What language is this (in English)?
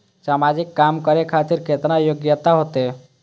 Maithili